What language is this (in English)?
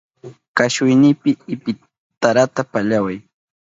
Southern Pastaza Quechua